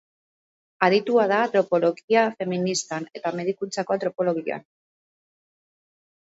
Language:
Basque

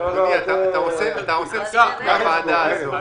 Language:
Hebrew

